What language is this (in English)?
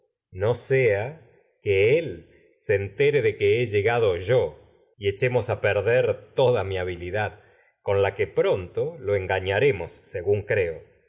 Spanish